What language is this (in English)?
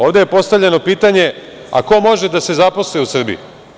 Serbian